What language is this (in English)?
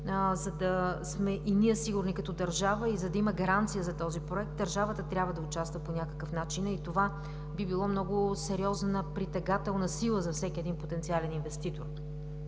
Bulgarian